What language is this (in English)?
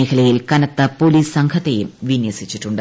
Malayalam